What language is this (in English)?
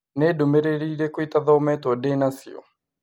Kikuyu